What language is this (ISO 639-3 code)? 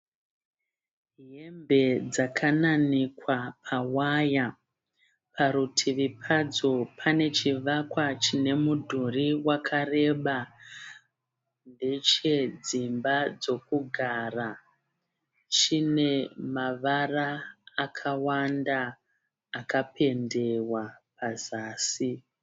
sna